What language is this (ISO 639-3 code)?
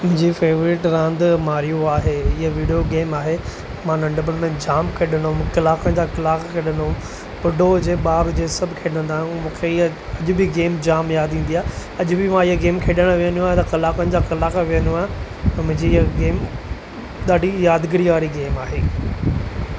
snd